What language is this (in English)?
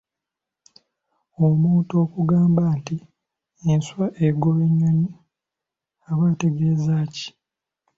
Ganda